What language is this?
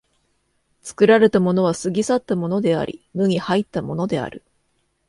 Japanese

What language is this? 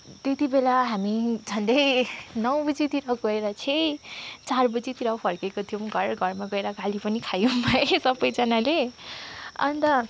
Nepali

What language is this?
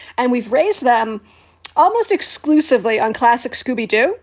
English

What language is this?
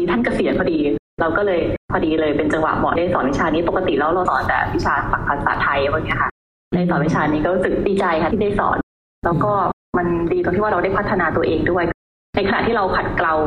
Thai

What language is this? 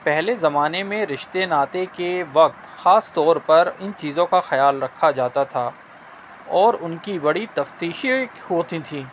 Urdu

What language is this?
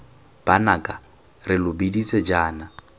Tswana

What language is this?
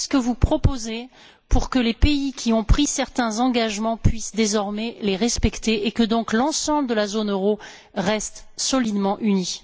French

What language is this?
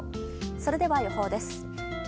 Japanese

